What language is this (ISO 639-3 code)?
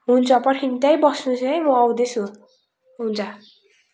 nep